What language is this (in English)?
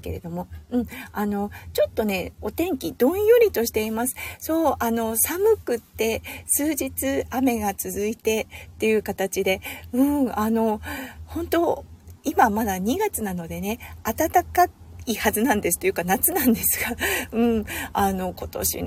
Japanese